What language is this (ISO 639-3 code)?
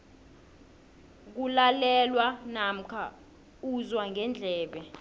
nbl